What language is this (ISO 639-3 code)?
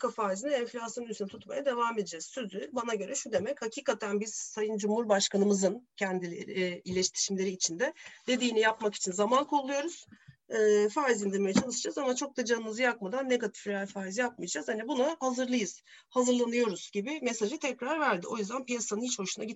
tur